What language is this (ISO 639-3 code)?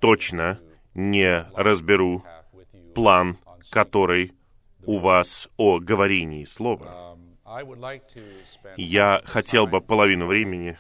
rus